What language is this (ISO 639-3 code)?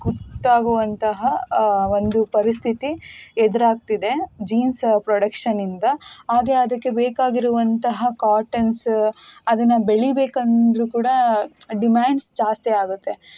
kan